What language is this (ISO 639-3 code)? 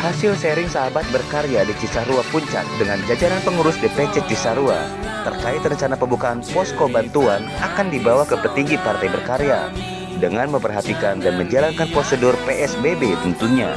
ind